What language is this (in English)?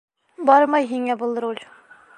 Bashkir